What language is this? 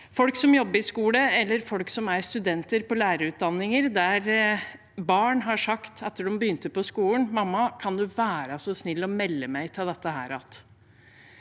Norwegian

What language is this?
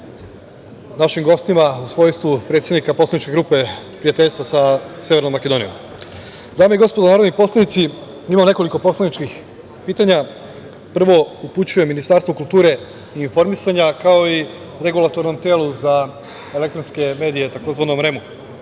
Serbian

